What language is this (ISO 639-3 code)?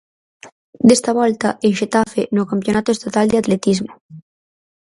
glg